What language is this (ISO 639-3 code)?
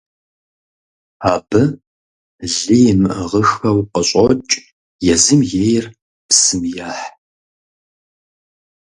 kbd